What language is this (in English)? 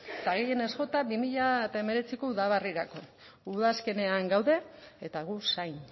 Basque